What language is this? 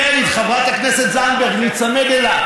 Hebrew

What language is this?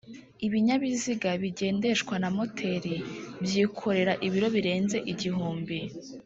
Kinyarwanda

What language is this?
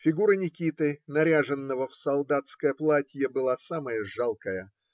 Russian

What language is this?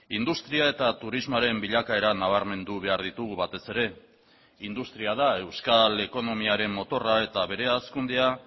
Basque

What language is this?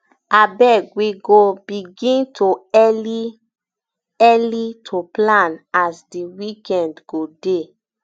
Nigerian Pidgin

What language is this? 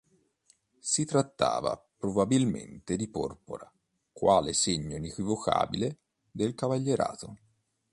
Italian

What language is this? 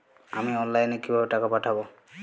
Bangla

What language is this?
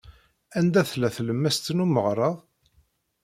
Kabyle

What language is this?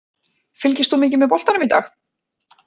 Icelandic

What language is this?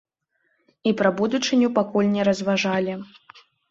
Belarusian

